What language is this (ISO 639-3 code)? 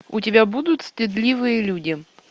rus